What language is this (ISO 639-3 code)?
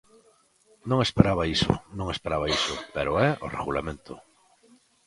glg